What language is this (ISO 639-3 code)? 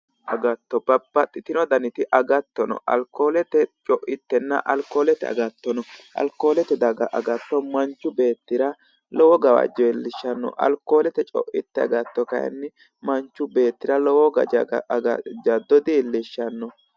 sid